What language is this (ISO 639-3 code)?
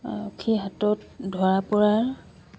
asm